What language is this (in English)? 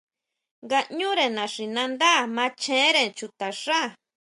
Huautla Mazatec